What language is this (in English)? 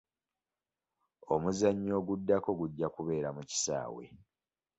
Ganda